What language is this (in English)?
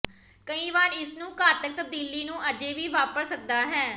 Punjabi